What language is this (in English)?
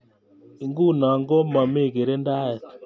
Kalenjin